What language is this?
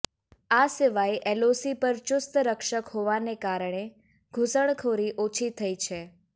Gujarati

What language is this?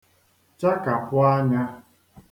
Igbo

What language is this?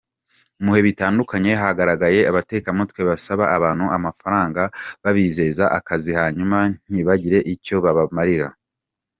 Kinyarwanda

